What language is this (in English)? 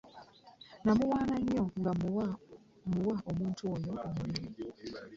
Ganda